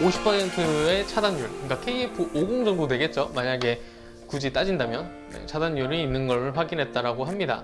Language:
Korean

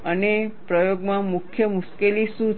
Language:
Gujarati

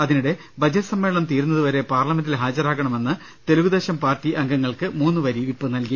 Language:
Malayalam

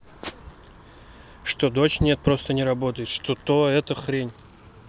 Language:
Russian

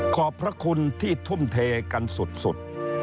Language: Thai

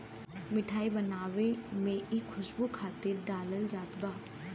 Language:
Bhojpuri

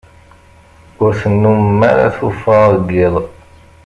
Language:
Kabyle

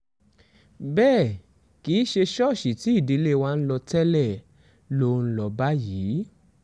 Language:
Yoruba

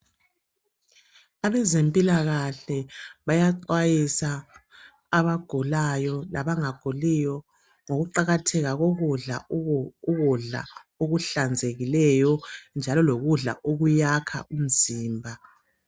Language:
North Ndebele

